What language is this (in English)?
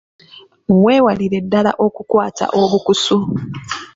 Ganda